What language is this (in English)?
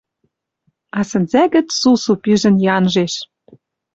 Western Mari